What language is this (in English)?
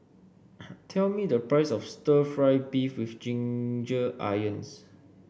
English